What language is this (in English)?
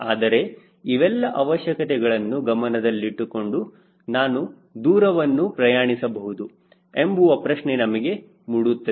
Kannada